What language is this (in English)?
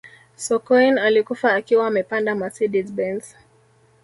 Swahili